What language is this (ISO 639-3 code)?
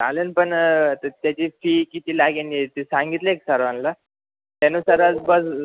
mar